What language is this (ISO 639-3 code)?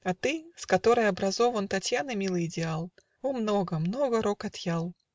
rus